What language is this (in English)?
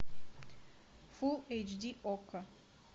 Russian